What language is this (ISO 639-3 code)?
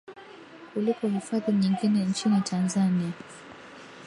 swa